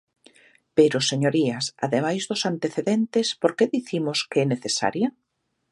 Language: Galician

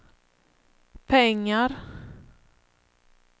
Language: Swedish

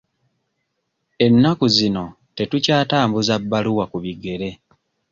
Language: Ganda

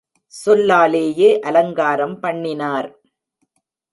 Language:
Tamil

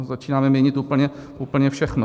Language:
Czech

